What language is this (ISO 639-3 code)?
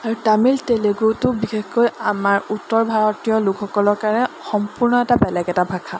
asm